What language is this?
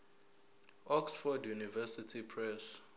Zulu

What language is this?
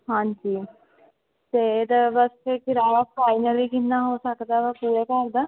Punjabi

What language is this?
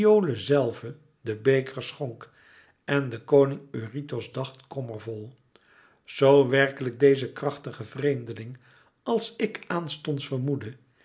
Dutch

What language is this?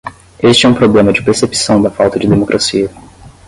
Portuguese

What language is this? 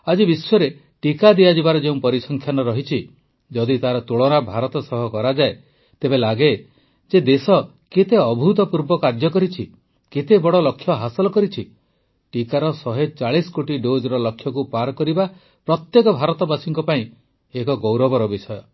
Odia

